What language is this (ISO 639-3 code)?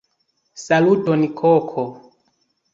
epo